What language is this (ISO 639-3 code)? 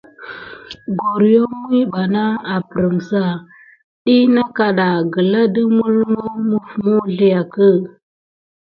gid